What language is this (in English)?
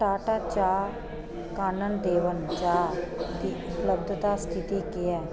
Dogri